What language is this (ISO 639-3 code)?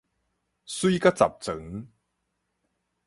nan